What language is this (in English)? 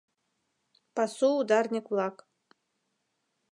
Mari